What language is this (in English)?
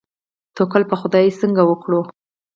Pashto